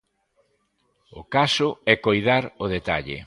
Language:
Galician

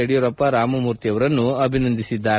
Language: Kannada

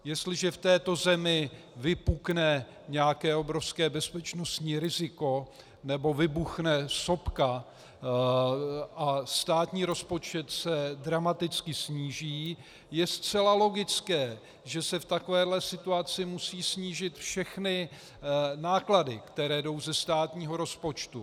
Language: Czech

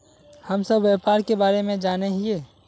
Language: Magahi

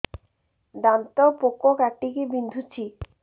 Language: Odia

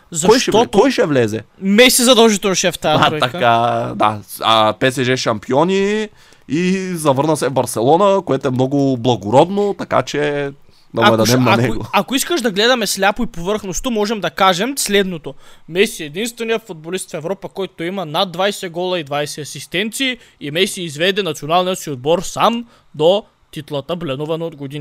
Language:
Bulgarian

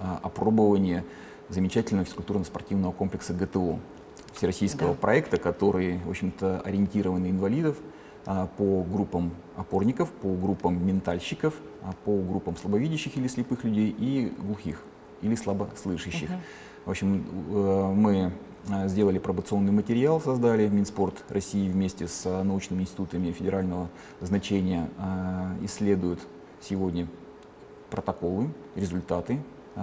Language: Russian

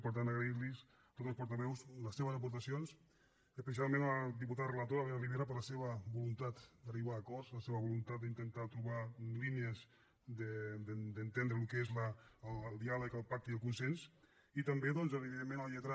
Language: Catalan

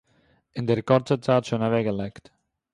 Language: Yiddish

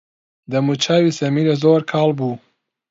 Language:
Central Kurdish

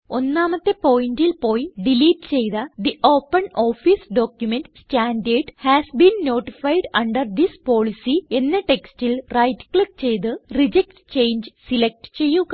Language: Malayalam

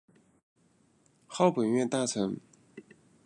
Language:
Chinese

